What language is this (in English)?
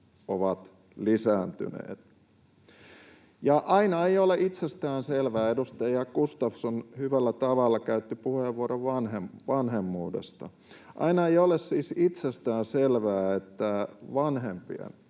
Finnish